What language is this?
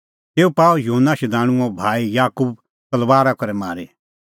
Kullu Pahari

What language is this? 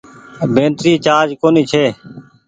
Goaria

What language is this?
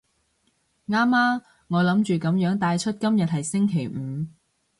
Cantonese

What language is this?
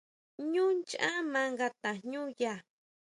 Huautla Mazatec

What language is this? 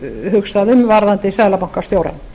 Icelandic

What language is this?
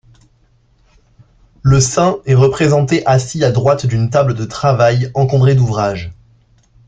French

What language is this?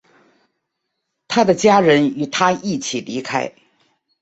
Chinese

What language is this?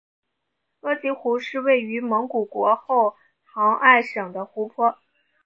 Chinese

